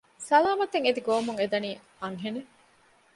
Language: Divehi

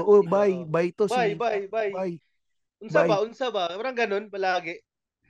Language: Filipino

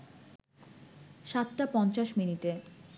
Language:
Bangla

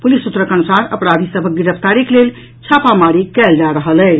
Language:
Maithili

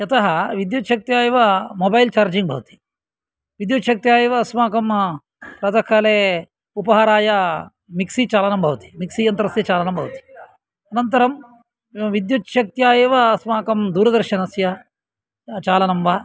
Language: Sanskrit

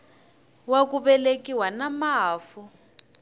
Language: Tsonga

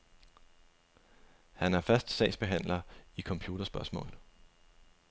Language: Danish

